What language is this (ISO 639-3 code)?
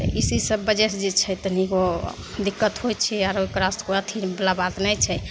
mai